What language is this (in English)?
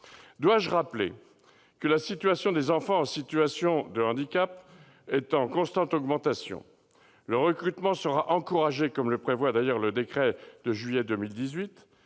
French